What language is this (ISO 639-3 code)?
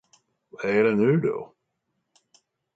swe